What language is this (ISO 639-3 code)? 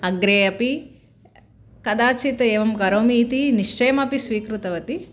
san